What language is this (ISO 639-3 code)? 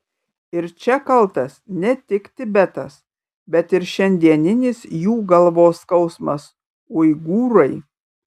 lit